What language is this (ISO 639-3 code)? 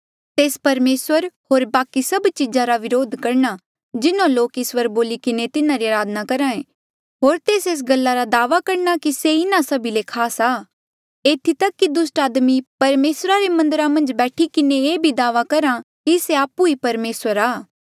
mjl